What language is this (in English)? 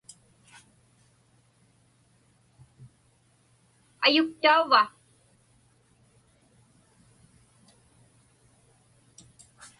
Inupiaq